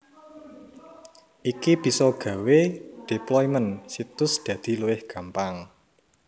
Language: Javanese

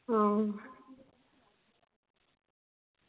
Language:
Dogri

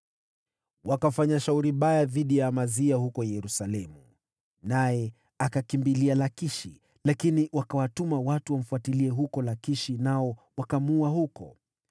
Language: Swahili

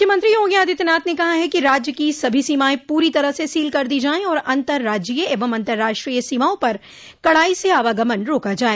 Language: Hindi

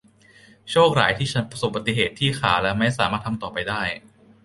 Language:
Thai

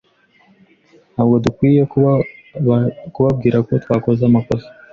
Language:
Kinyarwanda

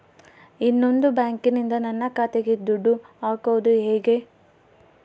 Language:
Kannada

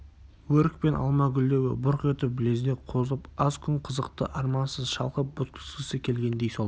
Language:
Kazakh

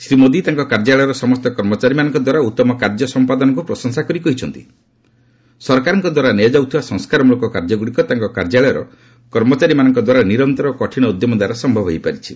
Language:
Odia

